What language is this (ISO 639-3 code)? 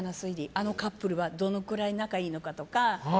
jpn